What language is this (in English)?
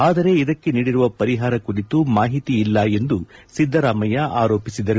Kannada